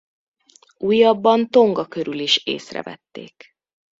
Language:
Hungarian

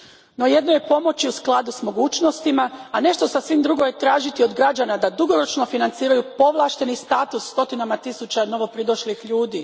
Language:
Croatian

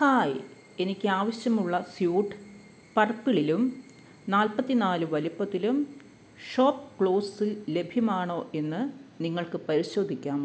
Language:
Malayalam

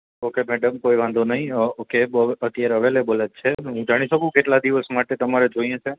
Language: Gujarati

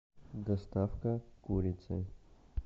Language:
Russian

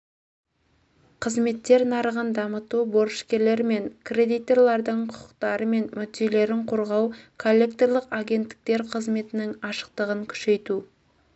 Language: Kazakh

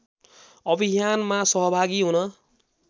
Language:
Nepali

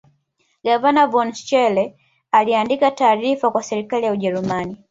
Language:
Swahili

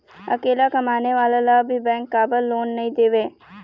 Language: Chhattisgarhi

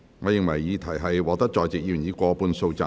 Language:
Cantonese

